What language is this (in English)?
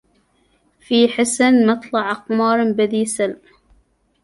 Arabic